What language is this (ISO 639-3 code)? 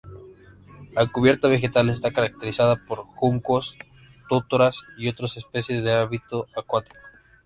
spa